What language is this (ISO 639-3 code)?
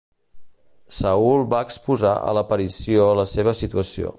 cat